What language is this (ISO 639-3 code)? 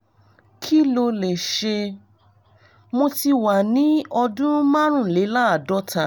yor